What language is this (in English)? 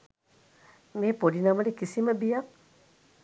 Sinhala